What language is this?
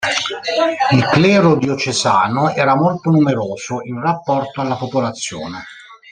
Italian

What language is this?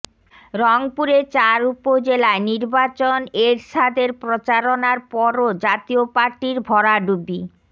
Bangla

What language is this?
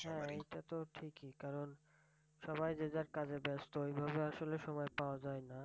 Bangla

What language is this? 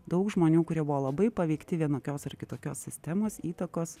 Lithuanian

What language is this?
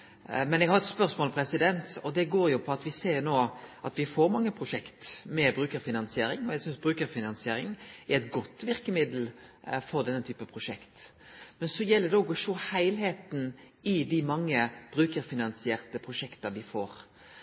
Norwegian Nynorsk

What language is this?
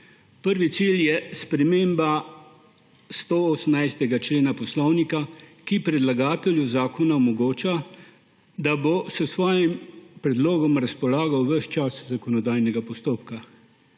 Slovenian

